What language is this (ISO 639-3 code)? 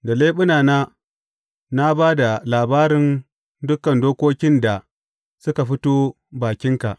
hau